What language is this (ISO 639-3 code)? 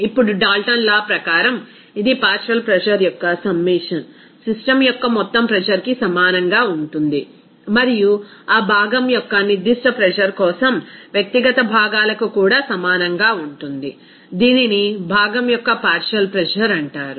tel